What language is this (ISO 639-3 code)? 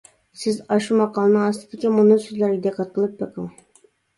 uig